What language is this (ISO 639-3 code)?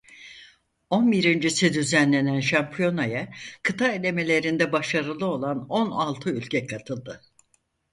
tur